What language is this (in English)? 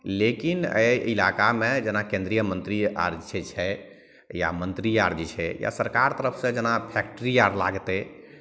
Maithili